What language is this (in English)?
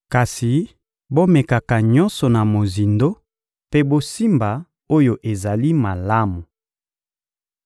Lingala